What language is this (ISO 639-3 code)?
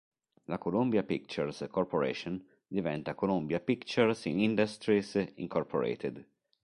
ita